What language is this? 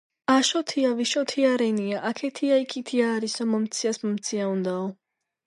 Georgian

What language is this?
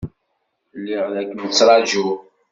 Kabyle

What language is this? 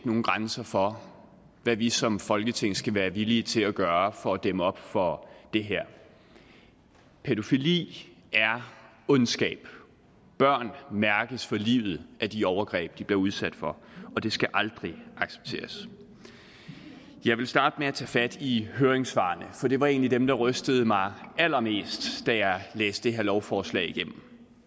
Danish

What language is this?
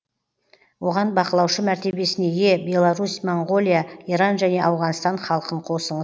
Kazakh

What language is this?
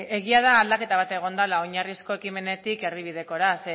Basque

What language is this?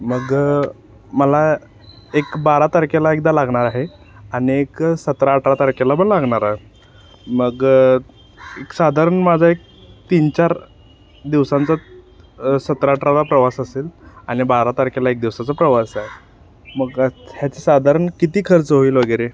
Marathi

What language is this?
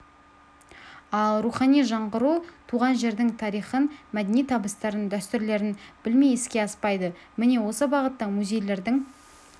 Kazakh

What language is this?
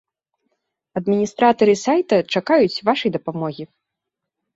Belarusian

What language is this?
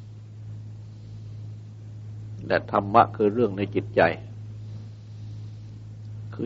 Thai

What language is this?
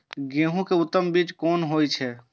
Maithili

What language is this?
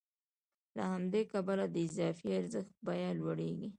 Pashto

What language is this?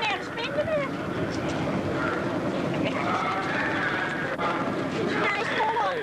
Dutch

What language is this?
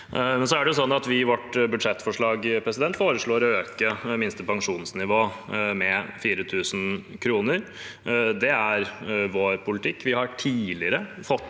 Norwegian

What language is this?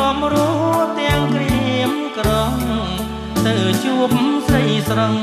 Thai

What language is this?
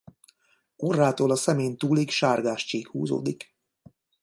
Hungarian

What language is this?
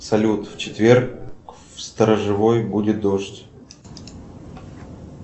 Russian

